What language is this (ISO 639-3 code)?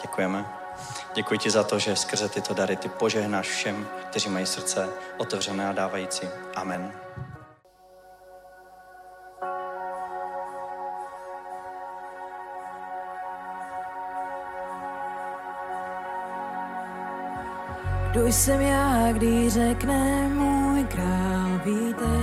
ces